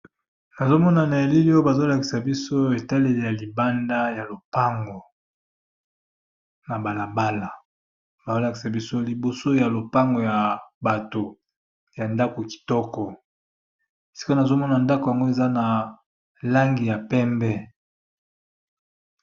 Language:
Lingala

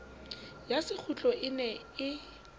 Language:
Southern Sotho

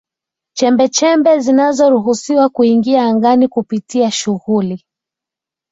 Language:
Swahili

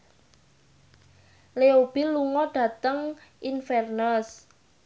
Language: Javanese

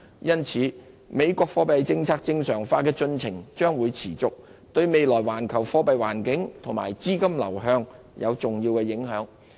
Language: Cantonese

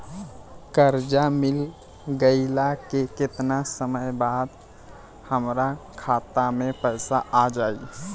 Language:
Bhojpuri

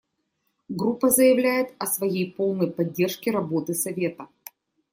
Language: Russian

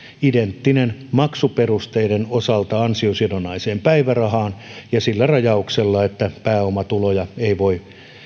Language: Finnish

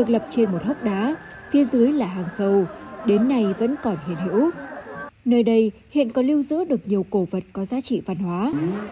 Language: Vietnamese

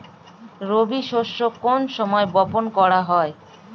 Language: Bangla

